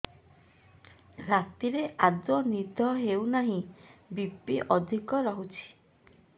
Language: Odia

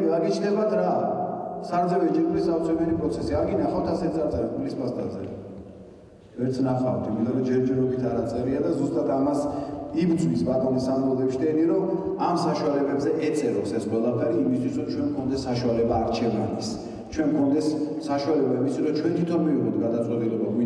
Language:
Romanian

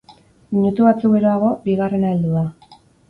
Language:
Basque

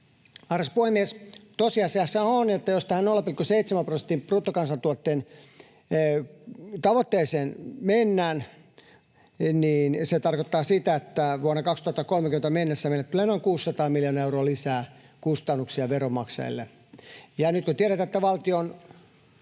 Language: Finnish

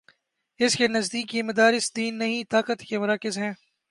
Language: Urdu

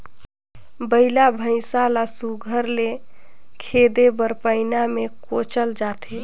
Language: Chhattisgarhi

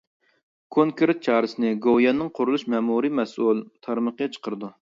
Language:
Uyghur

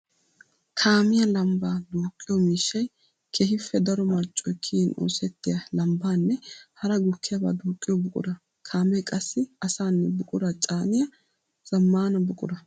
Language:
Wolaytta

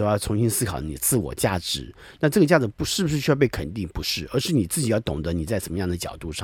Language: Chinese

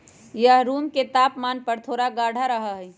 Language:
Magahi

